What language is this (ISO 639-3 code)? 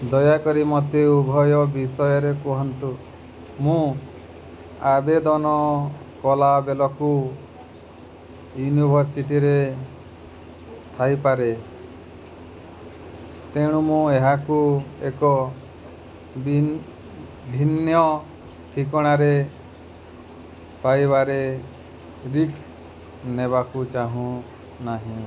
ori